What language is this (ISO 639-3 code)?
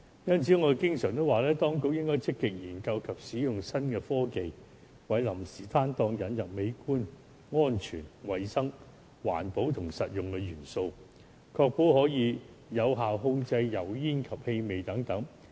yue